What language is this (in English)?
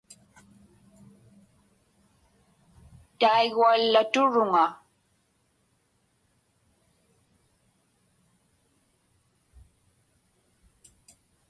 Inupiaq